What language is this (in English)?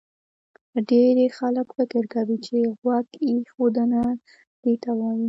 Pashto